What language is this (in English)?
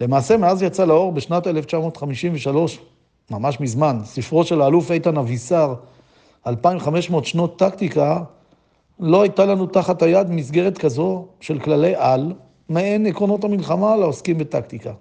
Hebrew